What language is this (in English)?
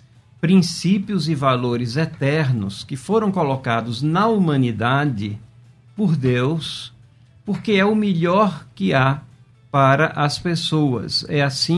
Portuguese